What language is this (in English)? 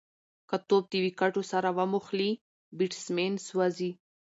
Pashto